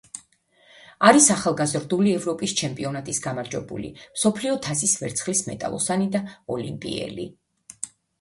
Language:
Georgian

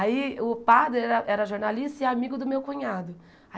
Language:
Portuguese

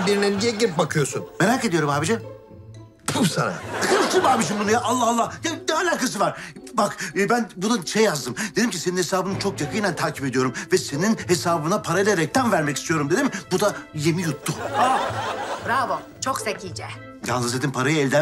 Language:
Turkish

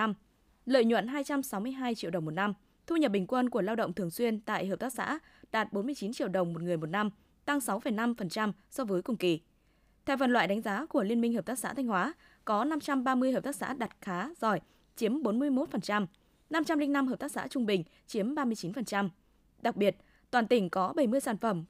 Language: Vietnamese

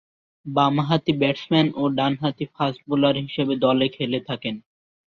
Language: Bangla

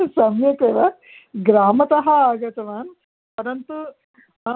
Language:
Sanskrit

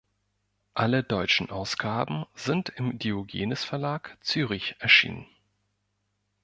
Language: German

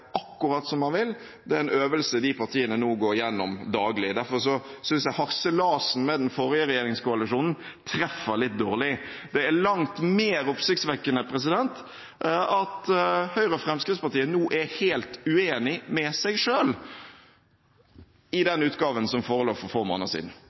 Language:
Norwegian Bokmål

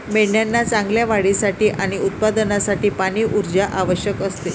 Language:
Marathi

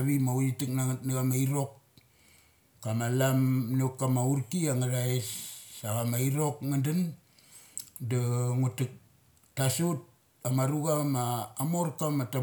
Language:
Mali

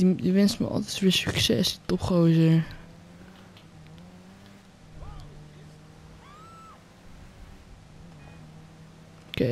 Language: Dutch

